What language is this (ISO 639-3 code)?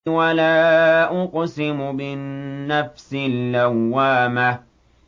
ara